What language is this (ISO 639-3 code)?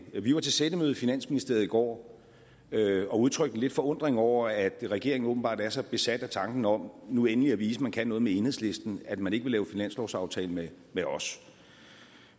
dan